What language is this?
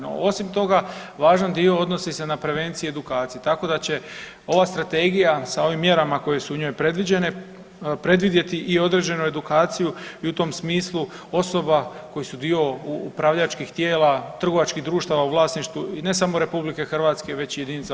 Croatian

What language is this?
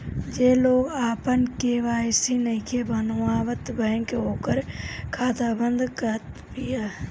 Bhojpuri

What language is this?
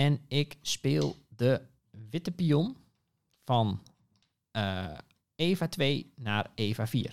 Dutch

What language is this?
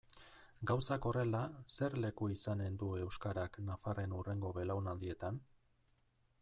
Basque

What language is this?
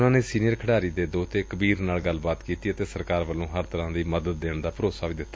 Punjabi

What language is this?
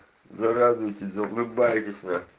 Russian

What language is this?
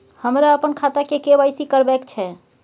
Maithili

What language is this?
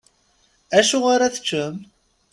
Kabyle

